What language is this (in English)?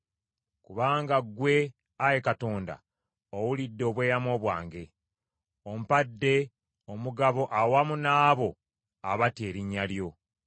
Ganda